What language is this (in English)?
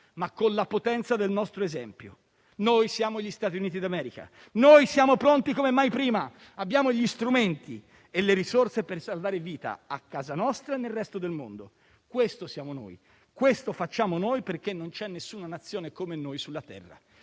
Italian